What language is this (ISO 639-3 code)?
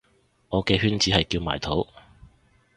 yue